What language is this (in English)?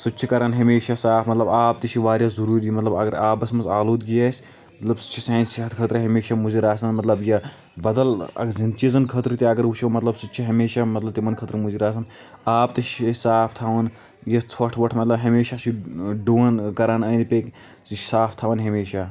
Kashmiri